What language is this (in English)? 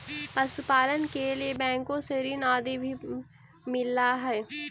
Magahi